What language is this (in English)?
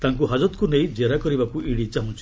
Odia